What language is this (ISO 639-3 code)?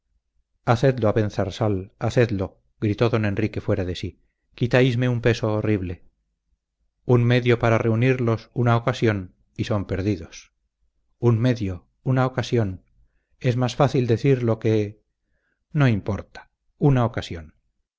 spa